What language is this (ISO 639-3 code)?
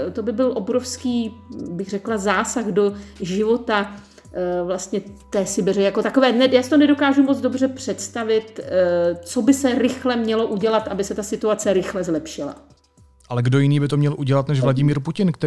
ces